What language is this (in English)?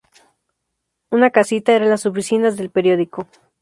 Spanish